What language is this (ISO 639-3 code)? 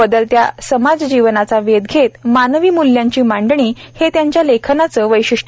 mar